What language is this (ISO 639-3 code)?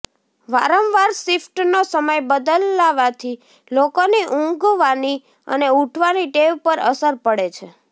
guj